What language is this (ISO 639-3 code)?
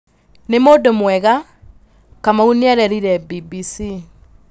kik